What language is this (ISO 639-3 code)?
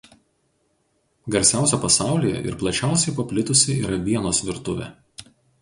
lit